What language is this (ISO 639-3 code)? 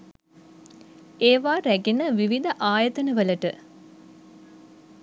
sin